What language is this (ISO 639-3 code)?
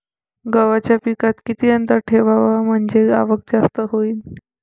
mar